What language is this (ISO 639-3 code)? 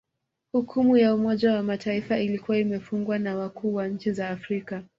swa